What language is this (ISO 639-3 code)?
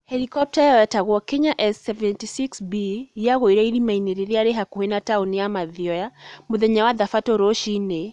kik